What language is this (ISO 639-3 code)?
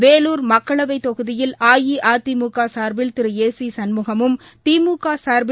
tam